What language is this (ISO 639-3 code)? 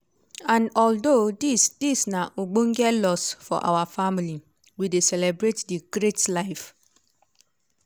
pcm